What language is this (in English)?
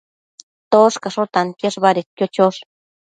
Matsés